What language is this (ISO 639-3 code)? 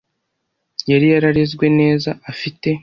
kin